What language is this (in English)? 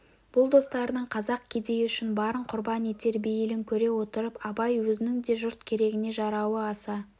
Kazakh